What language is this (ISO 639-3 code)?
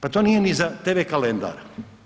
hrv